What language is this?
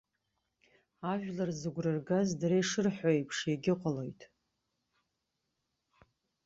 Abkhazian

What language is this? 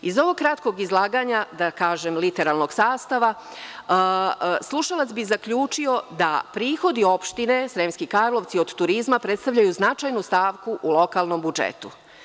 Serbian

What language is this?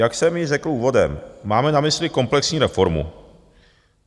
Czech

